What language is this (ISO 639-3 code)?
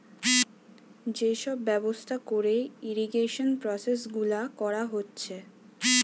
ben